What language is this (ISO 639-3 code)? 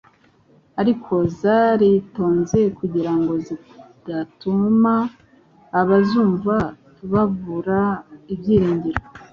kin